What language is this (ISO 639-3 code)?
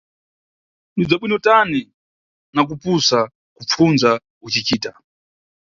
nyu